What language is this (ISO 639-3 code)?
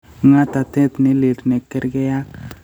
kln